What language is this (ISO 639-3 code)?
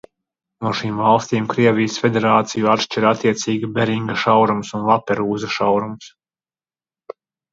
lav